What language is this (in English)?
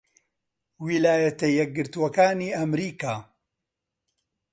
Central Kurdish